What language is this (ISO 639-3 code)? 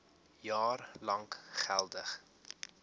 afr